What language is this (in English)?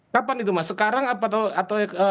Indonesian